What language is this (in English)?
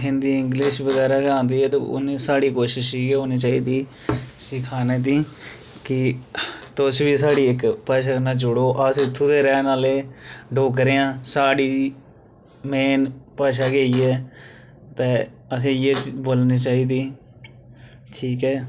Dogri